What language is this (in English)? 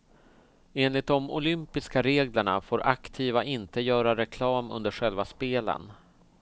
Swedish